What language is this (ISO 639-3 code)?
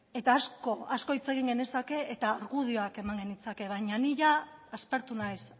eus